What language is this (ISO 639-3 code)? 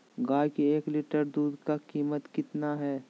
mag